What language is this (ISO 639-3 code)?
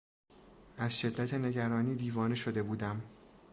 fas